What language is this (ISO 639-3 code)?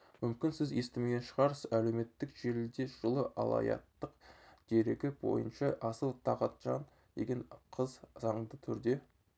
kaz